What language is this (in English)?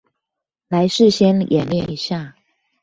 Chinese